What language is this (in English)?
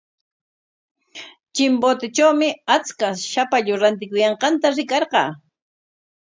Corongo Ancash Quechua